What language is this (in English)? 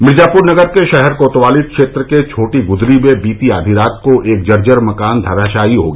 Hindi